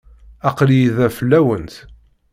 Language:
Kabyle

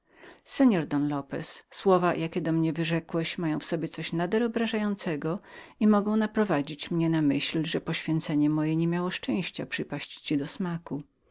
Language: Polish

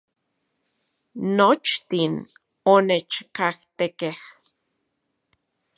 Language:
Central Puebla Nahuatl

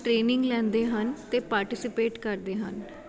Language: Punjabi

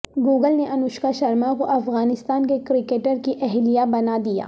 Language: Urdu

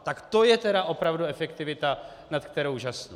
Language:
Czech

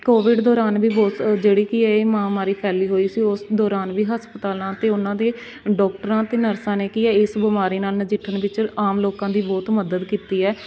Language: Punjabi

